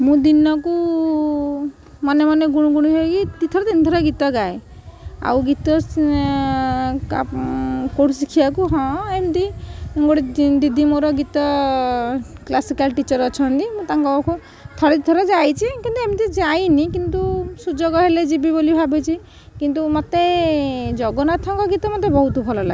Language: Odia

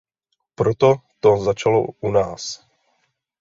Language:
Czech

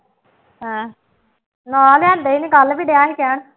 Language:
Punjabi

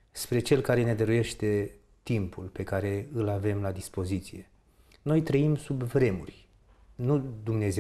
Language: Romanian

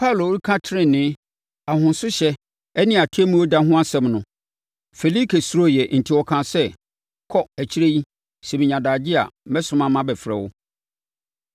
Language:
Akan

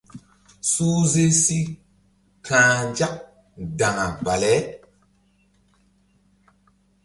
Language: Mbum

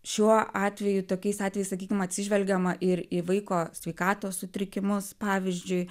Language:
Lithuanian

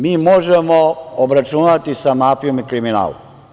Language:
Serbian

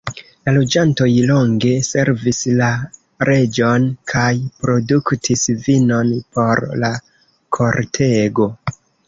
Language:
Esperanto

